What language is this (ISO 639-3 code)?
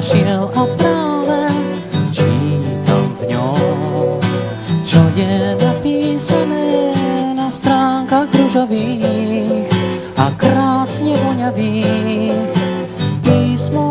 ces